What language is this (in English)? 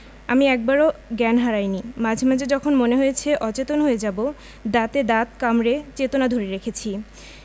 Bangla